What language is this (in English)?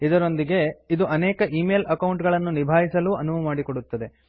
Kannada